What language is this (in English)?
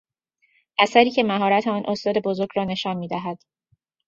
Persian